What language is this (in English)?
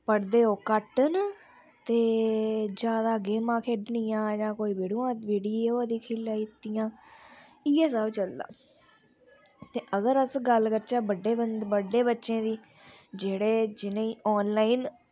Dogri